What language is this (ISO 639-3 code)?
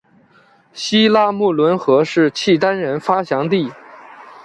zho